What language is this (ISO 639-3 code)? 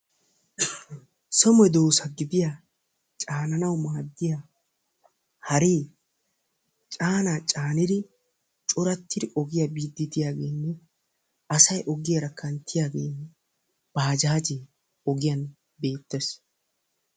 wal